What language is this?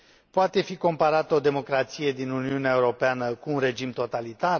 Romanian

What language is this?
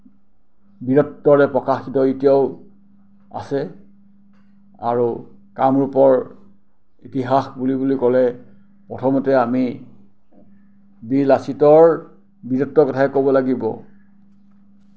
Assamese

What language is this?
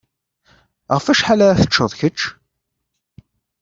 Kabyle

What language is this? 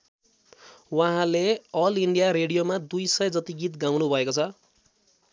Nepali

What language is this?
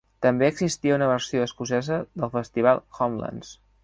Catalan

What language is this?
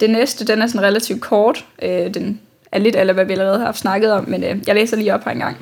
Danish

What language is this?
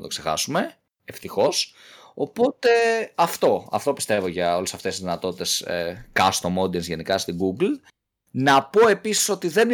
Greek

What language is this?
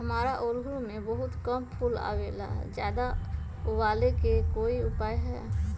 Magahi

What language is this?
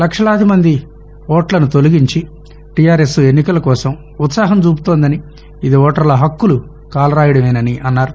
Telugu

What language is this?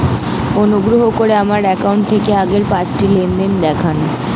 Bangla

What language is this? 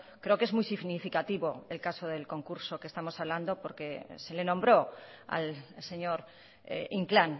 Spanish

